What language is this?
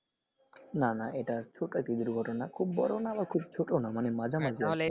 Bangla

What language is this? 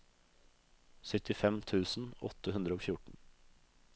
Norwegian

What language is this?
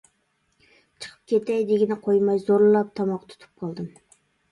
Uyghur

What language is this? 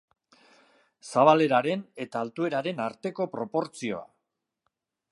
Basque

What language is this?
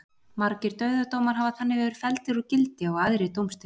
Icelandic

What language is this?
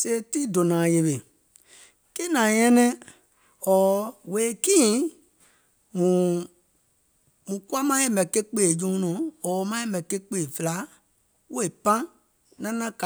Gola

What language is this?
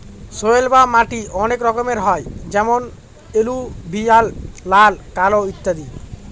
Bangla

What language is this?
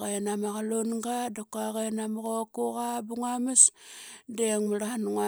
Qaqet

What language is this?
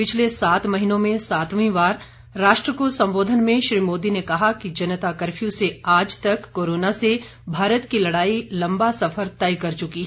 Hindi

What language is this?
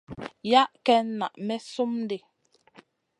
Masana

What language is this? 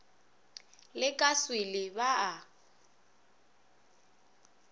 Northern Sotho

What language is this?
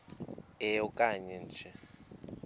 Xhosa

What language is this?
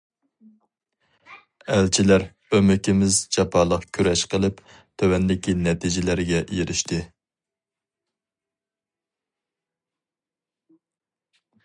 Uyghur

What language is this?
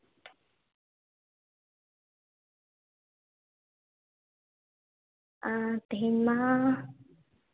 Santali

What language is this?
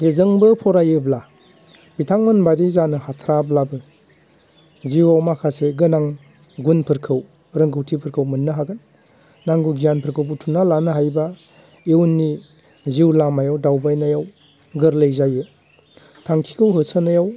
Bodo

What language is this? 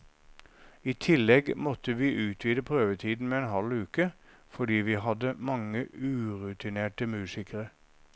Norwegian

